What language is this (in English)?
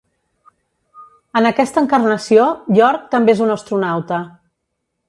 Catalan